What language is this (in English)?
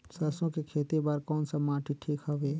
Chhattisgarhi